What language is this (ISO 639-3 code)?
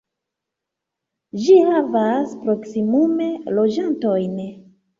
epo